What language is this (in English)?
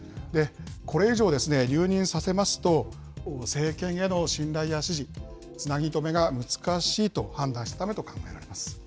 Japanese